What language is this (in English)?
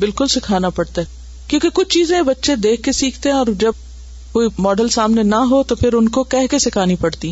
Urdu